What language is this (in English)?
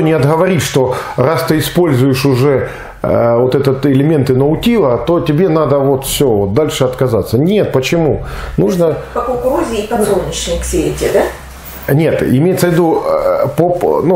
Russian